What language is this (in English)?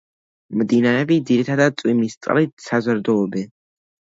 Georgian